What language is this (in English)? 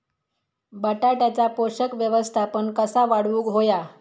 Marathi